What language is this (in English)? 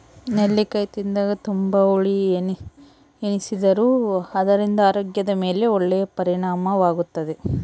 Kannada